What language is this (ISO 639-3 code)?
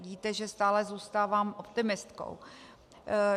ces